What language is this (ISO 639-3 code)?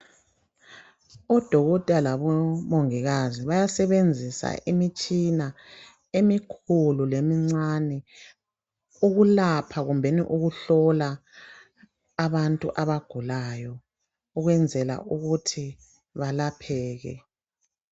nde